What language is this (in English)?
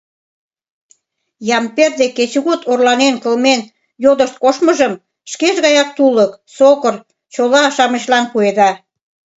Mari